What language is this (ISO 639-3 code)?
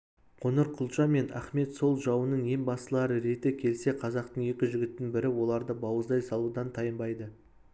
kaz